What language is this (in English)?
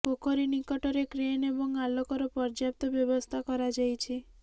Odia